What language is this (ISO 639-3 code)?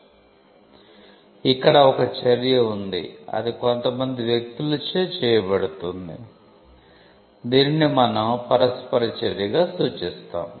tel